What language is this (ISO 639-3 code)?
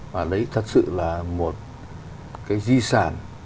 vie